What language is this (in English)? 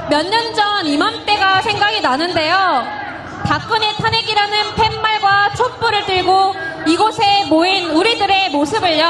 Korean